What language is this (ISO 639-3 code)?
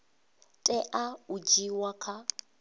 ven